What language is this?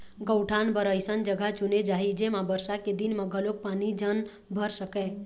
Chhattisgarhi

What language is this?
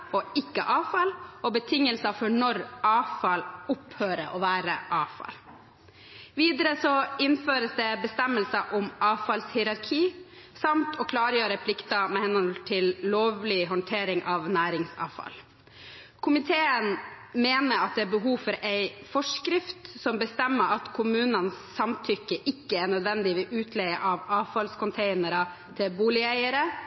Norwegian Bokmål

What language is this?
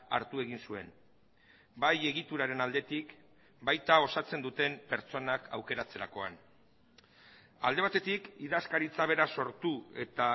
Basque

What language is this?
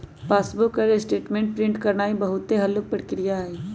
Magahi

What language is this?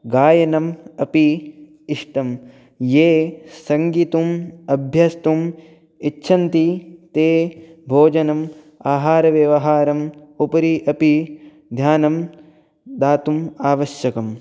Sanskrit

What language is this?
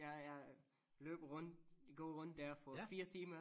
Danish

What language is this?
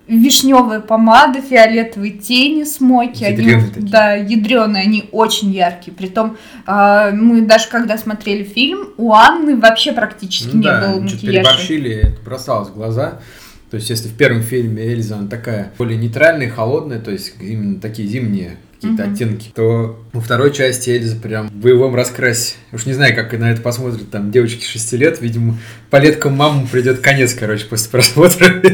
Russian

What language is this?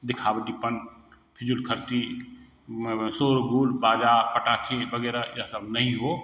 Hindi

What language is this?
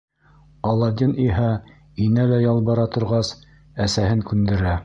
Bashkir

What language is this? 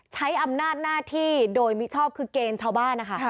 Thai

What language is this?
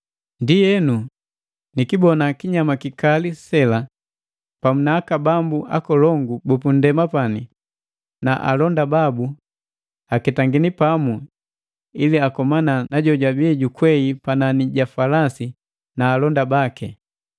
Matengo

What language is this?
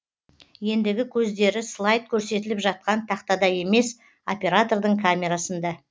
Kazakh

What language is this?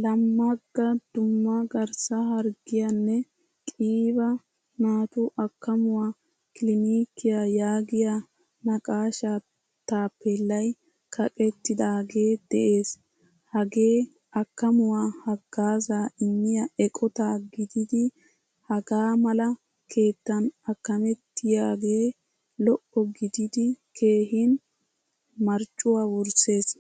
Wolaytta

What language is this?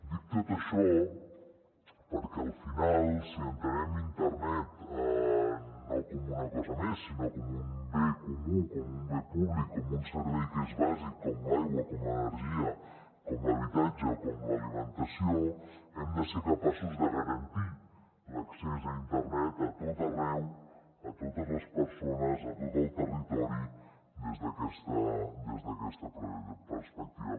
Catalan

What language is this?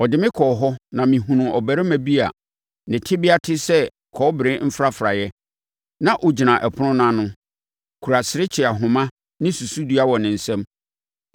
Akan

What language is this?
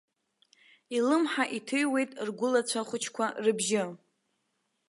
Abkhazian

